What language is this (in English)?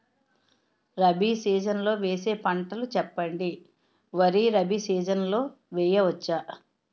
Telugu